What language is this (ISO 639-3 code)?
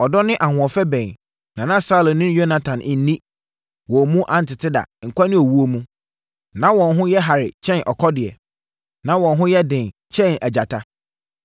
aka